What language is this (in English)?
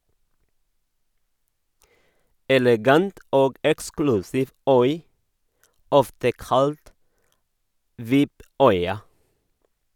Norwegian